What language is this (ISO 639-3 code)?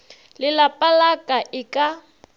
nso